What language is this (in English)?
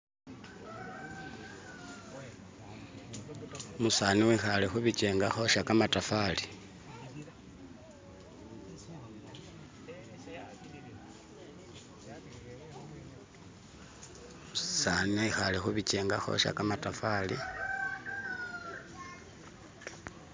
Masaaba